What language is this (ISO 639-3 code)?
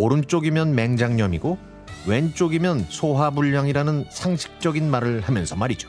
kor